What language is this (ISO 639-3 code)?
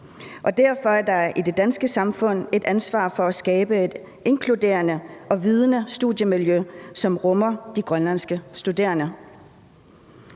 dan